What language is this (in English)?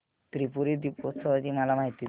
Marathi